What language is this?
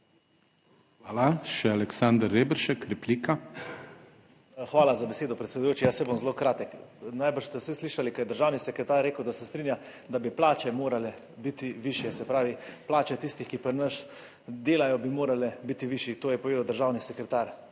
Slovenian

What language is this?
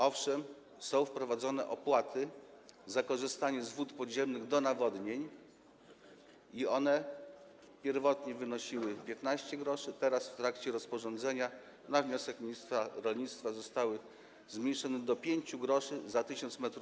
Polish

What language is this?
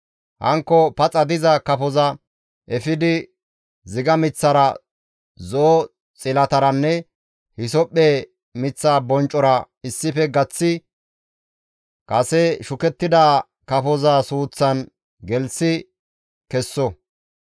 Gamo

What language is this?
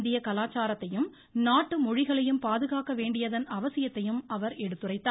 Tamil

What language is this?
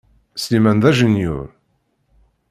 Kabyle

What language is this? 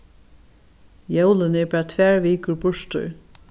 Faroese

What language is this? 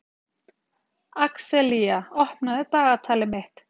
Icelandic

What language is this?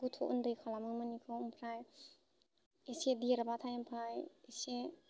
Bodo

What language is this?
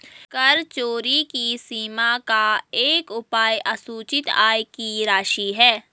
Hindi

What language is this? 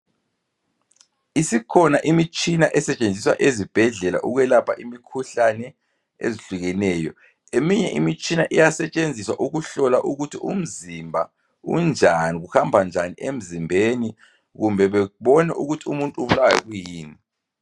North Ndebele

